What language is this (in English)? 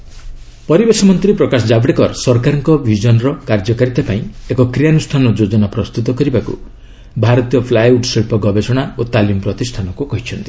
Odia